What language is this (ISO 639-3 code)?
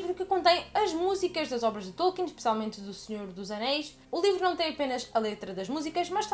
por